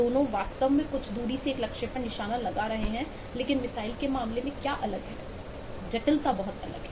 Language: Hindi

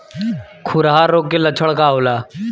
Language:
Bhojpuri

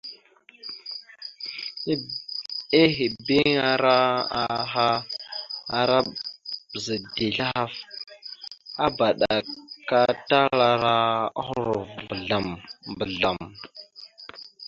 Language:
Mada (Cameroon)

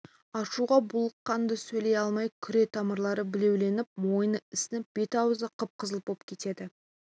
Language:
Kazakh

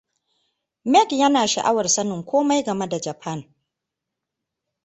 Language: Hausa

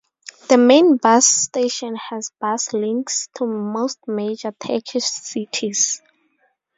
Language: English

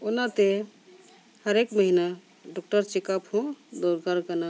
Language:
Santali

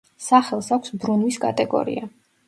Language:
Georgian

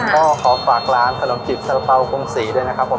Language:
Thai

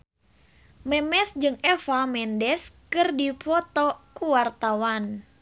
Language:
Sundanese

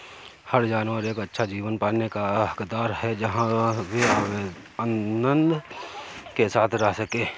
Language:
Hindi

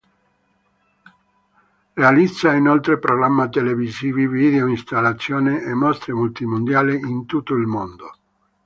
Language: Italian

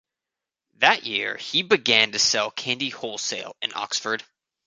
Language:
English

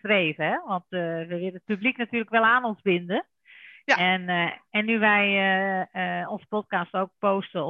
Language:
Dutch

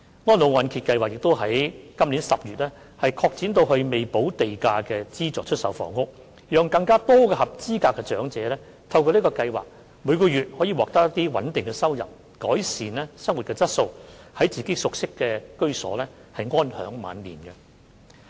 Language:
Cantonese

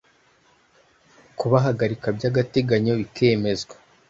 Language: Kinyarwanda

